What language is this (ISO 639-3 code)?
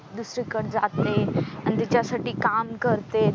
mar